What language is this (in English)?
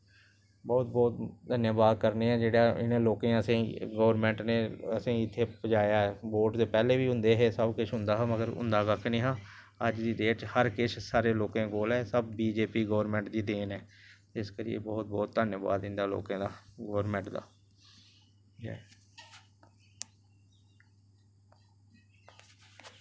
Dogri